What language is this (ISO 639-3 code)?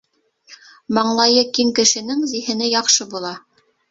bak